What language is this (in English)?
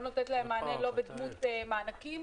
Hebrew